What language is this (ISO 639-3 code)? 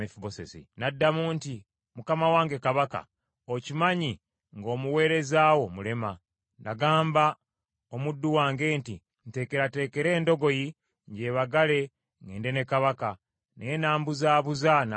lug